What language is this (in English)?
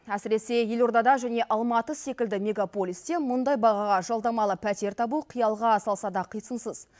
Kazakh